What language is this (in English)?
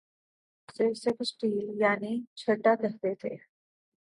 Urdu